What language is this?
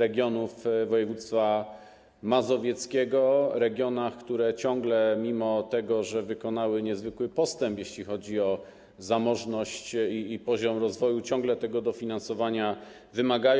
Polish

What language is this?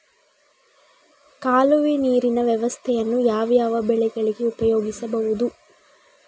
Kannada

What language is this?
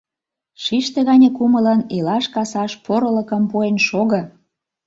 Mari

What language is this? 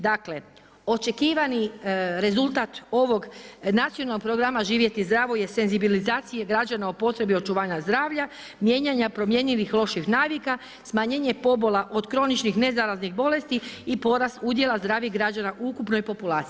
Croatian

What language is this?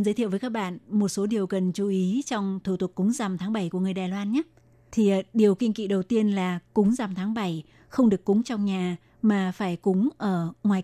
Vietnamese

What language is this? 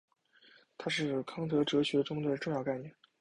Chinese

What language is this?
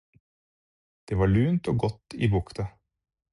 Norwegian Bokmål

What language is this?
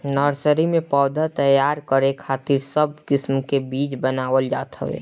Bhojpuri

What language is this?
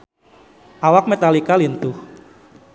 Sundanese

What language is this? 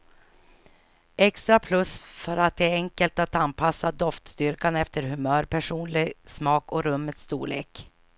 Swedish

